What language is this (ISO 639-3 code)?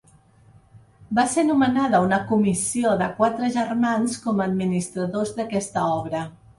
cat